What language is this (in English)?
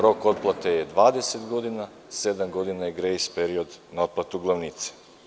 Serbian